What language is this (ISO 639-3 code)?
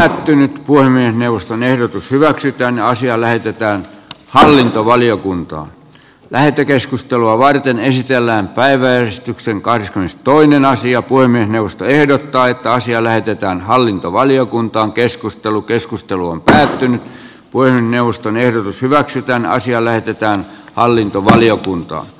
fin